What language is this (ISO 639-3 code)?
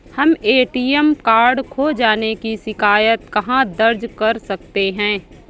hin